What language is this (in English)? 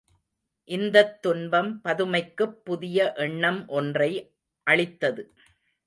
Tamil